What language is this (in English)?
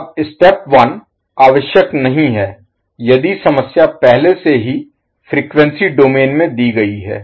Hindi